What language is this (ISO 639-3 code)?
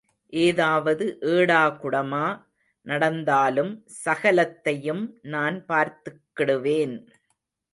tam